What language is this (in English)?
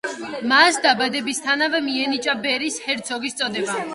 Georgian